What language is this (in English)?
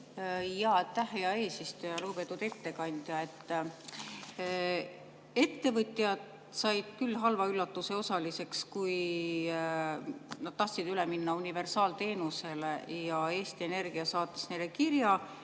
Estonian